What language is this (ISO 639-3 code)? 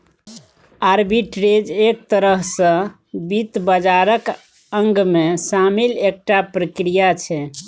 mai